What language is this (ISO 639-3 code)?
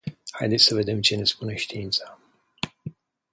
ron